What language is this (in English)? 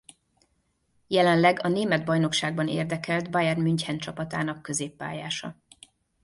Hungarian